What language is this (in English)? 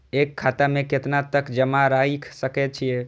Maithili